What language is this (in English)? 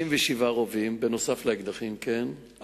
Hebrew